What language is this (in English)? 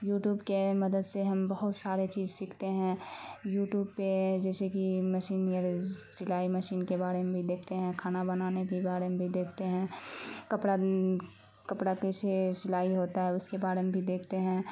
Urdu